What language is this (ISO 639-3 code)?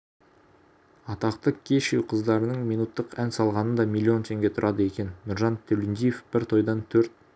kaz